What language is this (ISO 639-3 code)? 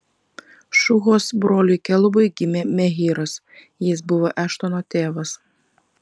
lit